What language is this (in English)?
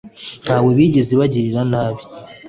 Kinyarwanda